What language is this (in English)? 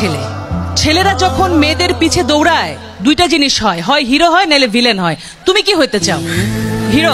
Romanian